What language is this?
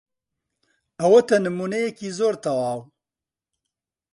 Central Kurdish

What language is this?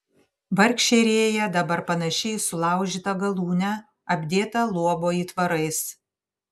Lithuanian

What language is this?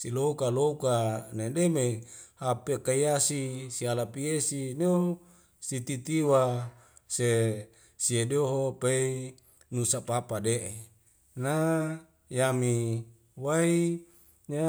Wemale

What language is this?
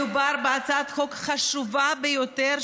Hebrew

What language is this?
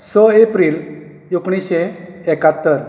Konkani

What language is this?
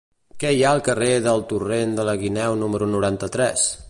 Catalan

